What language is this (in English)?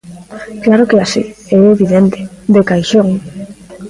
Galician